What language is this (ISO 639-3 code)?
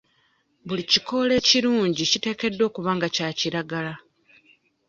lug